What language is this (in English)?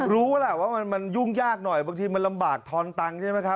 Thai